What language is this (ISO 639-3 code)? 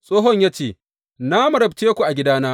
hau